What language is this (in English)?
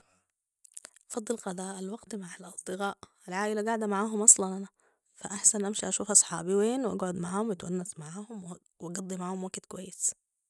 Sudanese Arabic